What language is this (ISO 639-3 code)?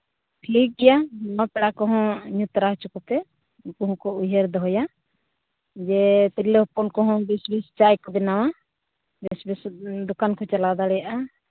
sat